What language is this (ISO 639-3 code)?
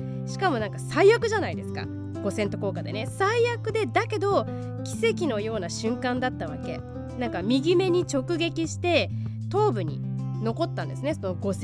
jpn